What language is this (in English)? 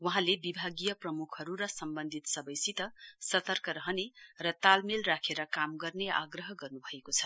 Nepali